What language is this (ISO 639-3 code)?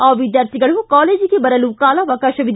kan